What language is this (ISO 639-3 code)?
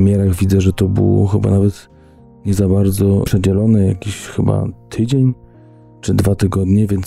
pol